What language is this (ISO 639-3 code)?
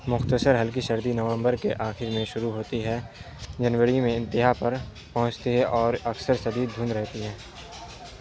urd